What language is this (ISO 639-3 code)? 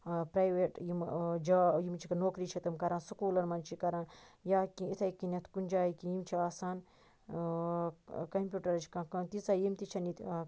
kas